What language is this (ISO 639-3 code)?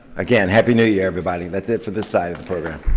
eng